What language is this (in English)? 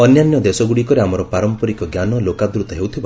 Odia